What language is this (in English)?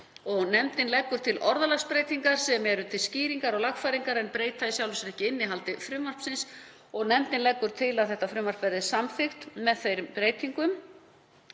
Icelandic